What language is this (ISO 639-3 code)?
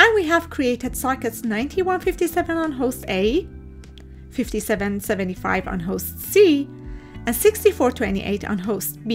eng